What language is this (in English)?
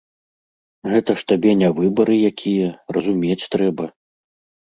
Belarusian